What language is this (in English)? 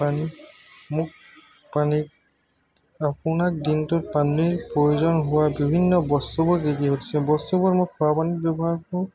Assamese